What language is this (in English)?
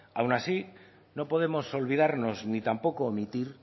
Spanish